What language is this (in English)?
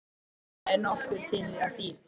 Icelandic